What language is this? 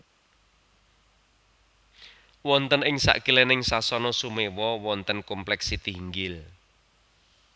Javanese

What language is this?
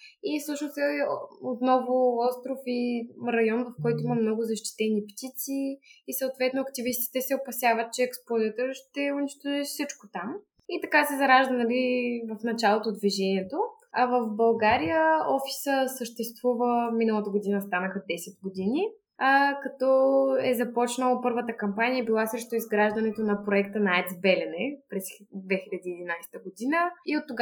Bulgarian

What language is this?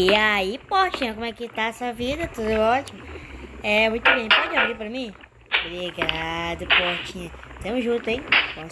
Portuguese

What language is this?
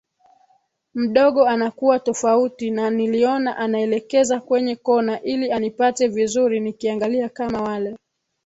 Swahili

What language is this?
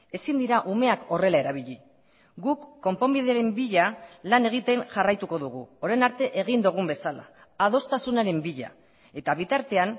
Basque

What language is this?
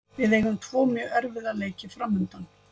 Icelandic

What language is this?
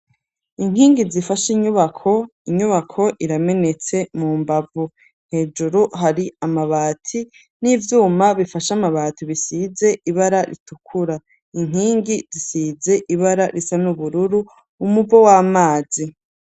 Rundi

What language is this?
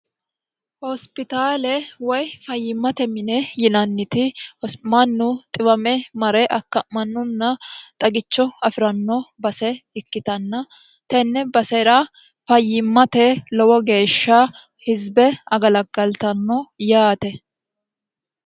Sidamo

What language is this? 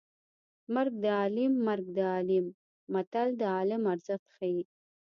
Pashto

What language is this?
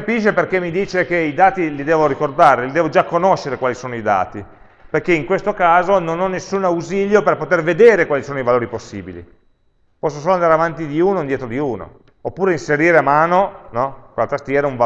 Italian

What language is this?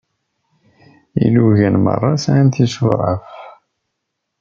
Kabyle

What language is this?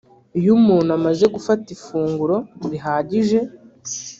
Kinyarwanda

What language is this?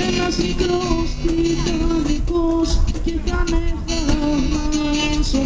Romanian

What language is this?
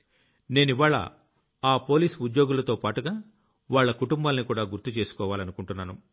Telugu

